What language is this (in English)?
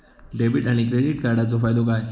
Marathi